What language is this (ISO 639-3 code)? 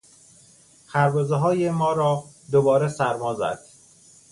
fas